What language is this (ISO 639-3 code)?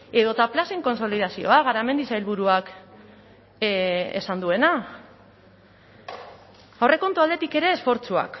eus